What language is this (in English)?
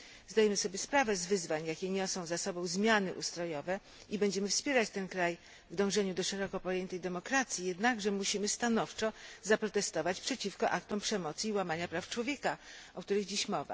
Polish